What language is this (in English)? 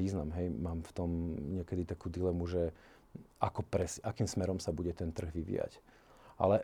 Slovak